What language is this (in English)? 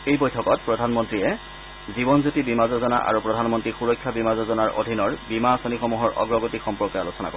Assamese